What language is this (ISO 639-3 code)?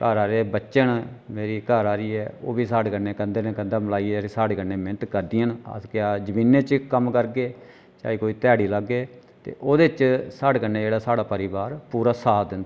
doi